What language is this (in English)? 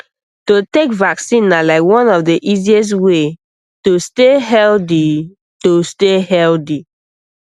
Nigerian Pidgin